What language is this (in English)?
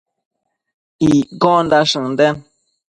Matsés